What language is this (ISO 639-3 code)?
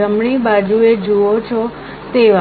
guj